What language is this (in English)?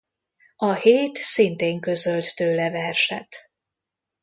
Hungarian